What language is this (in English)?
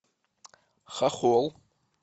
Russian